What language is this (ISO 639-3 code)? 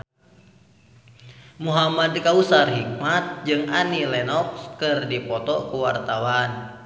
sun